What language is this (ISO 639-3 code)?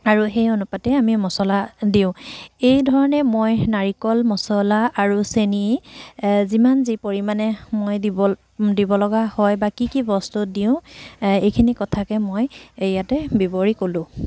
asm